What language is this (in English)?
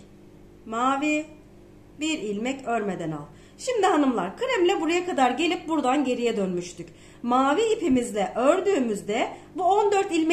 Turkish